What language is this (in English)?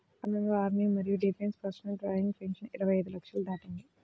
Telugu